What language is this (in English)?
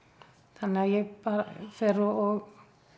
Icelandic